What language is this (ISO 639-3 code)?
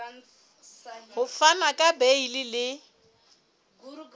sot